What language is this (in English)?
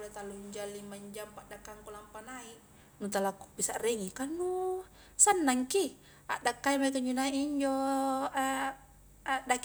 Highland Konjo